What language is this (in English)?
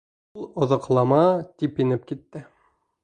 Bashkir